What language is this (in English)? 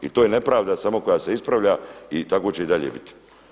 Croatian